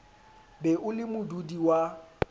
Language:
Southern Sotho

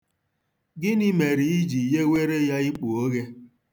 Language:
Igbo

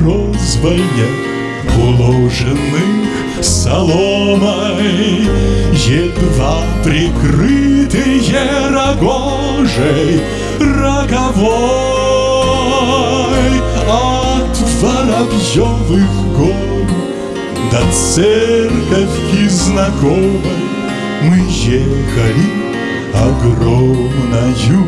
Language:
Russian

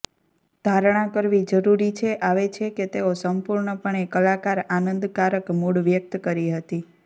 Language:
Gujarati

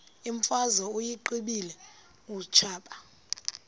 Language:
Xhosa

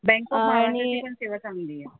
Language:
Marathi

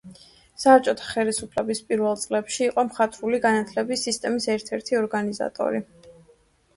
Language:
Georgian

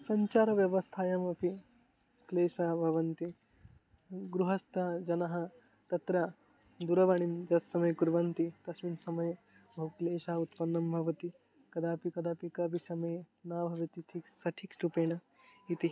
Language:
Sanskrit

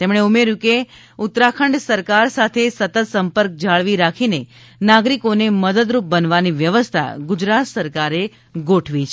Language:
Gujarati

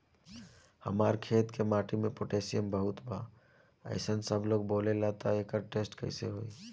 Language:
Bhojpuri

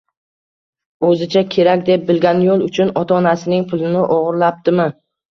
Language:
Uzbek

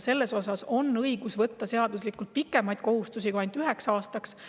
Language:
Estonian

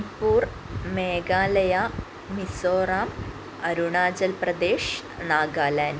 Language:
Malayalam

